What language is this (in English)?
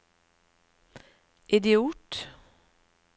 Norwegian